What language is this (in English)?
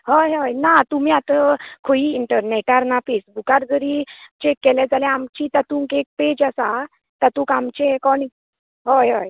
Konkani